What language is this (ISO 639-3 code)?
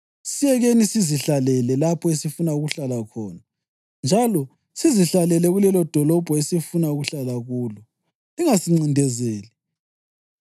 nde